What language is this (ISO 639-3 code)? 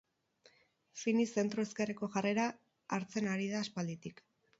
eus